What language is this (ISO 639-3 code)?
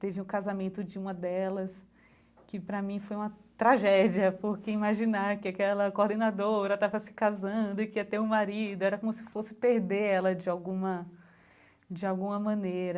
por